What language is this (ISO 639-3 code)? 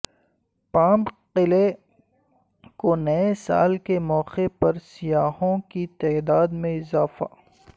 urd